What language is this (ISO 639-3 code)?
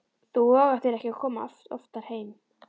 isl